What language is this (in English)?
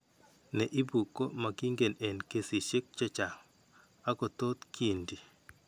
Kalenjin